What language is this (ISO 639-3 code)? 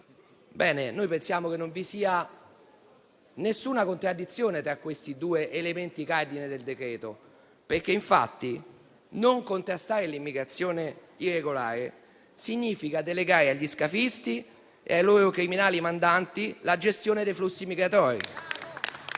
ita